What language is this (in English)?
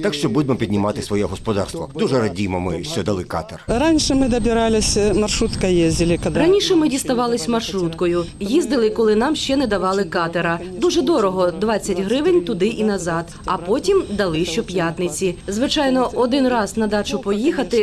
Ukrainian